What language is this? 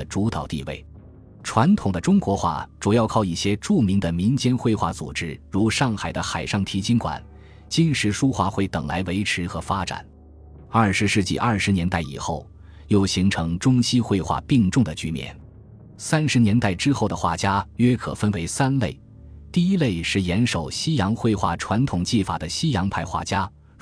Chinese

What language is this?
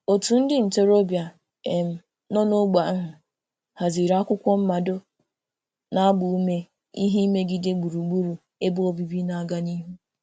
Igbo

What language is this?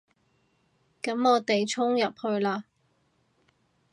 Cantonese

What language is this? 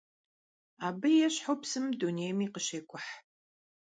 Kabardian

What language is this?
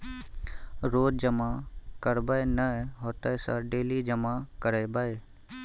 Maithili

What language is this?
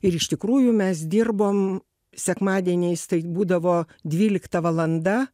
Lithuanian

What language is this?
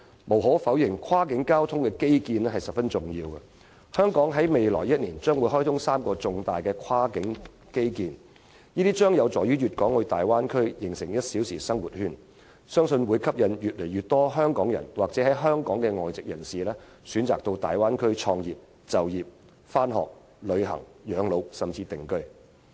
Cantonese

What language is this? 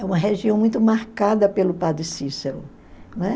Portuguese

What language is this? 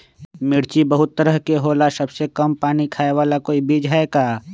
Magahi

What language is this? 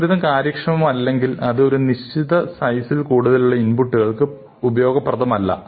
Malayalam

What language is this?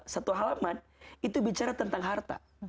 Indonesian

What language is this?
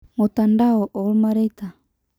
Masai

